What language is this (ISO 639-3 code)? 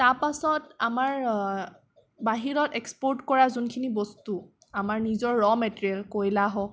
asm